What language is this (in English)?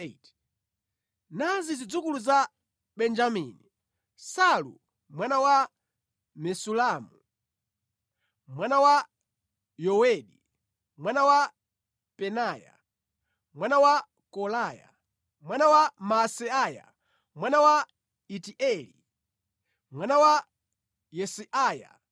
Nyanja